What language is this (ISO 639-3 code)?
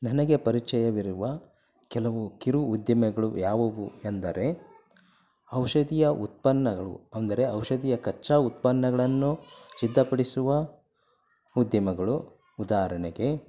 kan